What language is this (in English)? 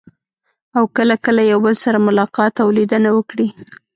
Pashto